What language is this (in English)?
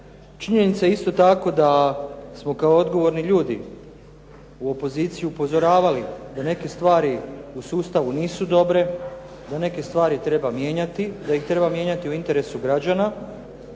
Croatian